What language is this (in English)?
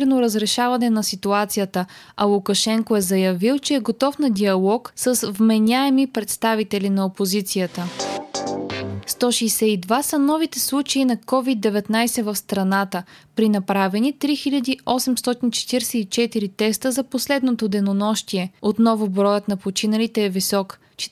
Bulgarian